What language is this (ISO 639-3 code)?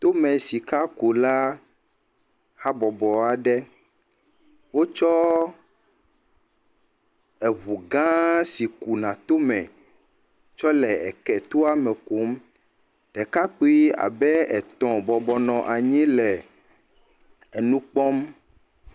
ewe